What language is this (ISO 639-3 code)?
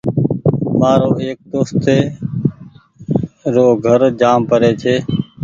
gig